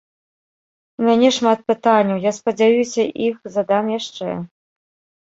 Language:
Belarusian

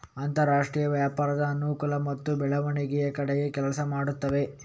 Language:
Kannada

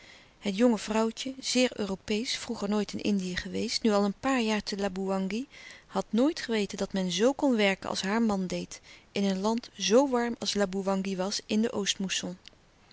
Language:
Dutch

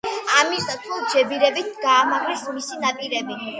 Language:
Georgian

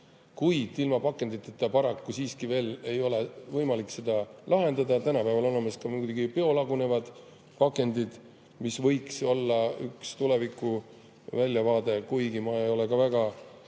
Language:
Estonian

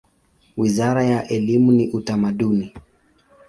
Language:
Swahili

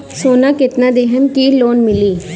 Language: Bhojpuri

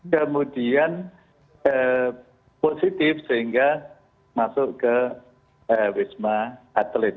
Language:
Indonesian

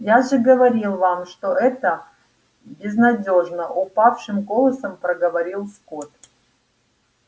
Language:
Russian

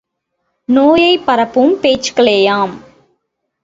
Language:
Tamil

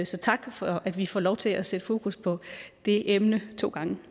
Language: Danish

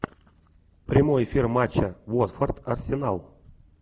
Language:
Russian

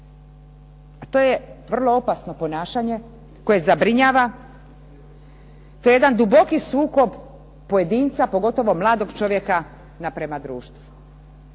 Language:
Croatian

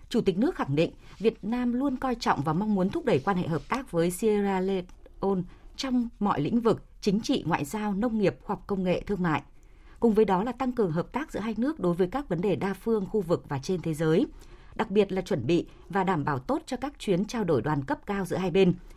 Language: Vietnamese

